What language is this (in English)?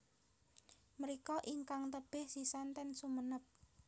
Javanese